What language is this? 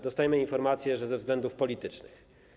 Polish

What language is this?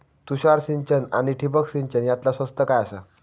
Marathi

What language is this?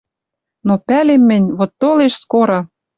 Western Mari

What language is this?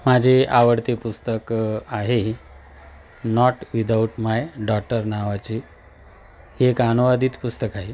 Marathi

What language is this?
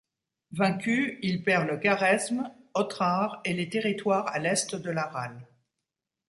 French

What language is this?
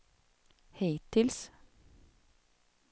Swedish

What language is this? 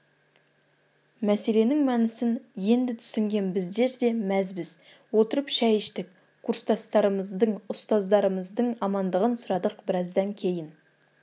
Kazakh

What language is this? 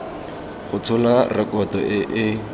Tswana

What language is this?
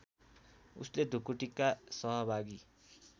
Nepali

